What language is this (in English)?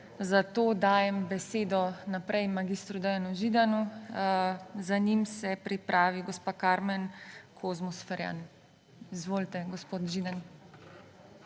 Slovenian